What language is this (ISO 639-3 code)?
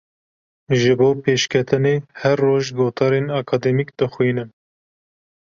kur